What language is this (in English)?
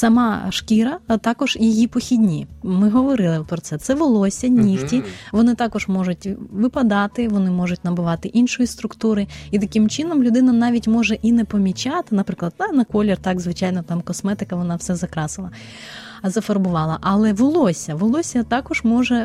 Ukrainian